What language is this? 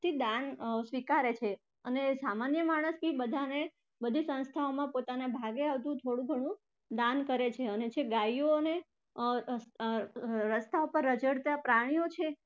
Gujarati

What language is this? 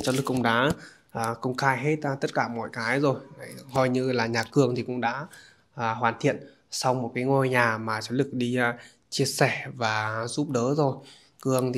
Vietnamese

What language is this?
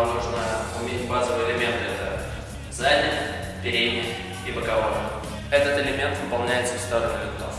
Russian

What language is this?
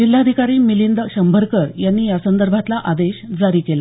Marathi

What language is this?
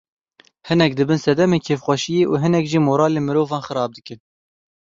Kurdish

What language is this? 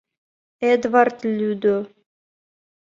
Mari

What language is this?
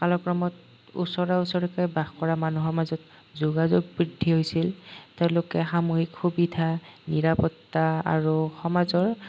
Assamese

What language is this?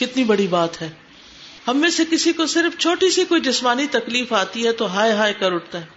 Urdu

